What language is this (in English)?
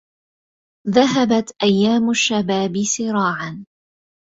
Arabic